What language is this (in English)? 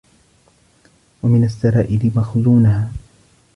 Arabic